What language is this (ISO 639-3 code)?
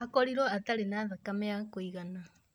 kik